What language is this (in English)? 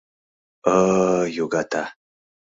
Mari